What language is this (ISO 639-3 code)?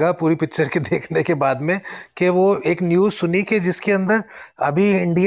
hin